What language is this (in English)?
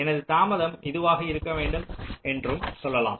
Tamil